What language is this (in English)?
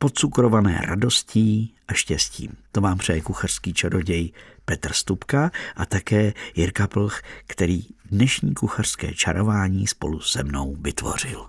Czech